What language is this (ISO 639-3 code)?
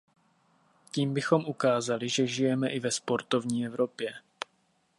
ces